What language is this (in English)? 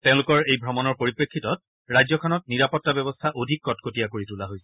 Assamese